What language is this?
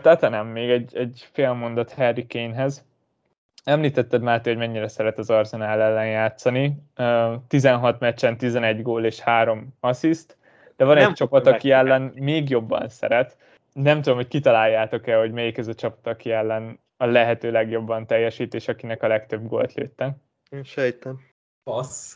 Hungarian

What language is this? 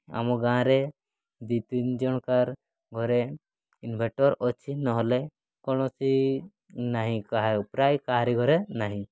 Odia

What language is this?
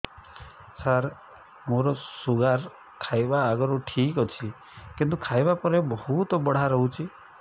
Odia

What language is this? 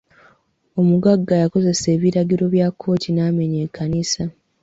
Ganda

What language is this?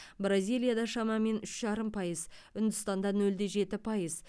Kazakh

